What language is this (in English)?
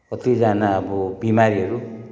Nepali